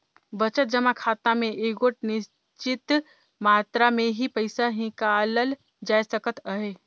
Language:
Chhattisgarhi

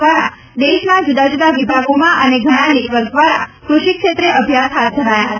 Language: Gujarati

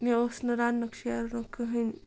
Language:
Kashmiri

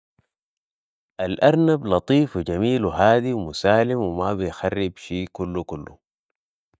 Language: Sudanese Arabic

